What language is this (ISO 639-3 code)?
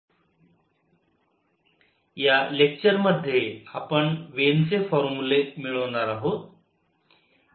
mar